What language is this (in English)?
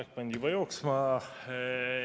Estonian